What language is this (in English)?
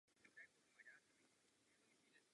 Czech